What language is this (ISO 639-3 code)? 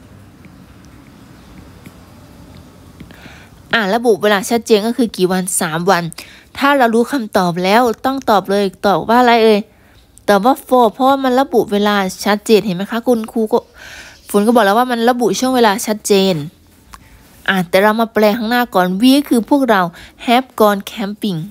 tha